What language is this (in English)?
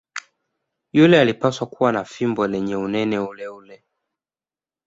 Swahili